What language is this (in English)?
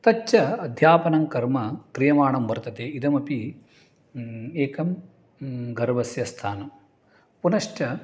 Sanskrit